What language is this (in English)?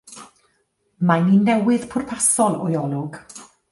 Welsh